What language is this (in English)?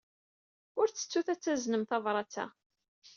Kabyle